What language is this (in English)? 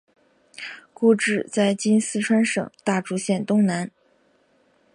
Chinese